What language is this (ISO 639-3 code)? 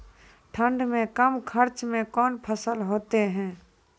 mai